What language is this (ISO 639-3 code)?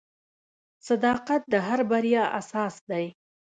pus